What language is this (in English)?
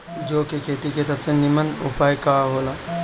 Bhojpuri